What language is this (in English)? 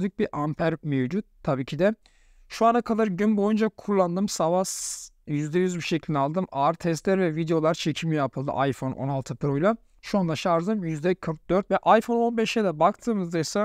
Turkish